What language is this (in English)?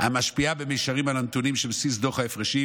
Hebrew